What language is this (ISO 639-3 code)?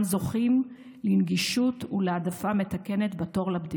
heb